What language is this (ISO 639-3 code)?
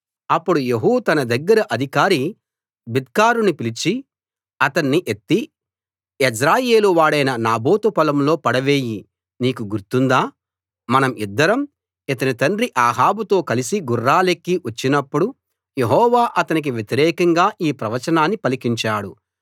tel